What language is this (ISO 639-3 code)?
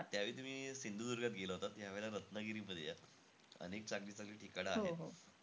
mar